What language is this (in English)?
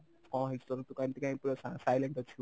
Odia